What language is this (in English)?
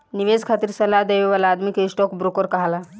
Bhojpuri